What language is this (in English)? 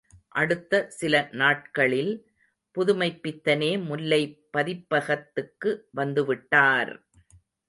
Tamil